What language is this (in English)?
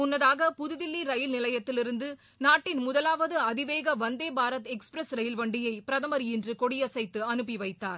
Tamil